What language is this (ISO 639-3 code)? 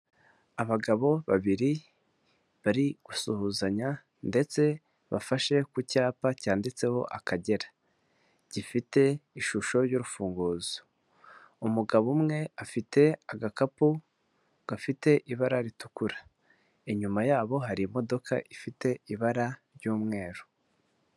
kin